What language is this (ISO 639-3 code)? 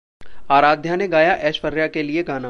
hin